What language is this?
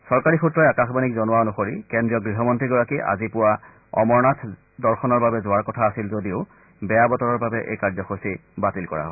Assamese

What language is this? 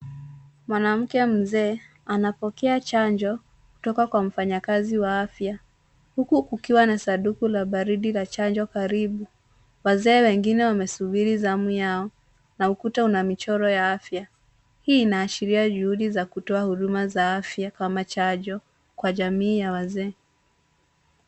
Swahili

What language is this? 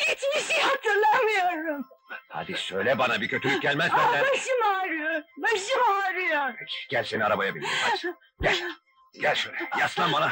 Turkish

